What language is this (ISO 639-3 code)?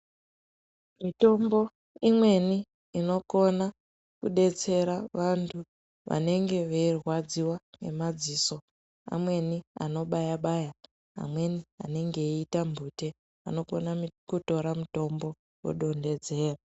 ndc